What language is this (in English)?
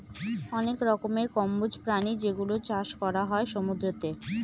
Bangla